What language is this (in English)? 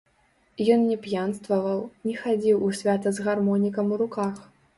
Belarusian